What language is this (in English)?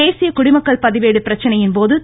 Tamil